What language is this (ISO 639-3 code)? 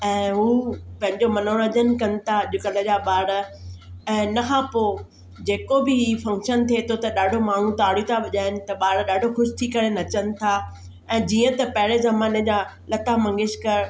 snd